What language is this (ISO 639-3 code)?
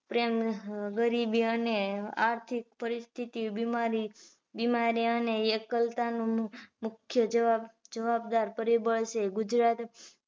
guj